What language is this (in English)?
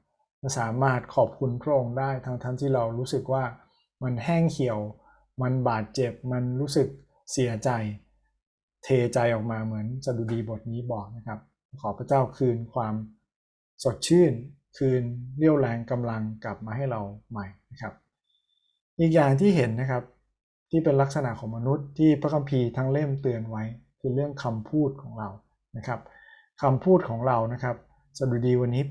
Thai